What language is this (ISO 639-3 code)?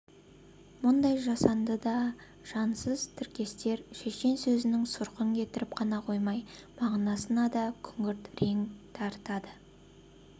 kaz